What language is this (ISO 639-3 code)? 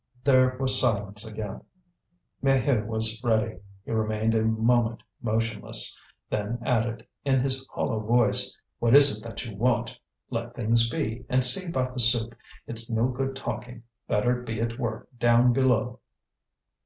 eng